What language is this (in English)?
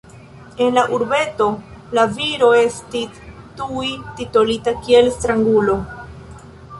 Esperanto